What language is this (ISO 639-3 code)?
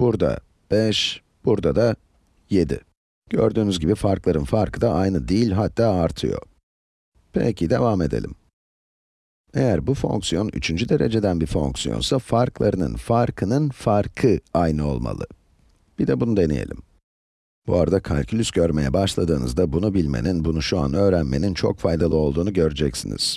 tur